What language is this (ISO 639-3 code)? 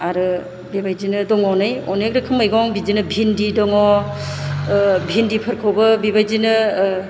brx